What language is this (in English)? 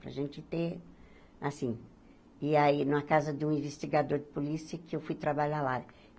Portuguese